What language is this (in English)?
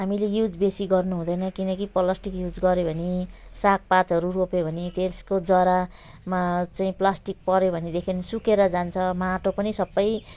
Nepali